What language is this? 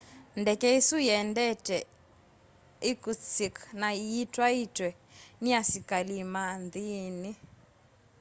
Kamba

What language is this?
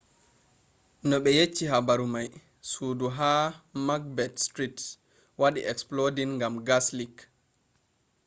Fula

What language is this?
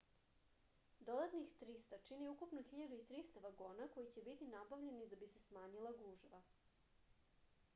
Serbian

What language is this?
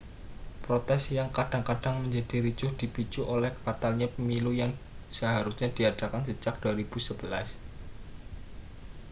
Indonesian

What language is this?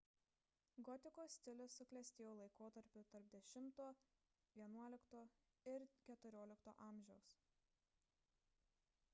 Lithuanian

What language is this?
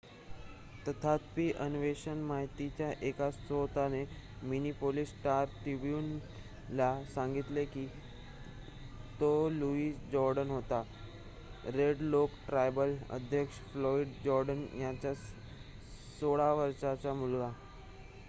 Marathi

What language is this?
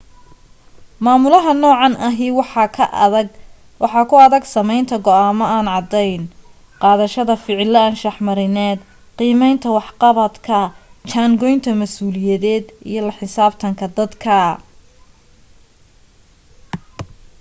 Somali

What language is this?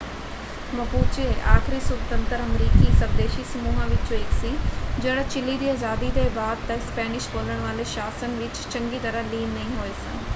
Punjabi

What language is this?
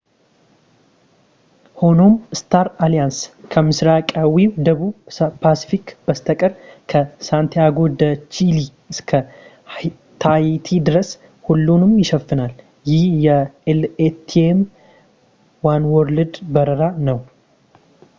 Amharic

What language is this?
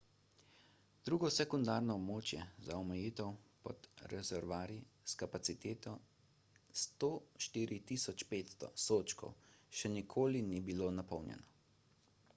Slovenian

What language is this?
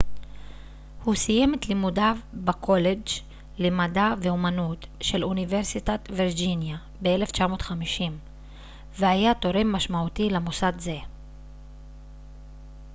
Hebrew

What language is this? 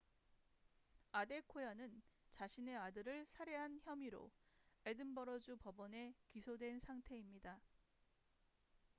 Korean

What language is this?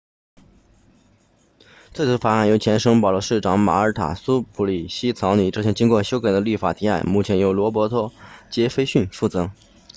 Chinese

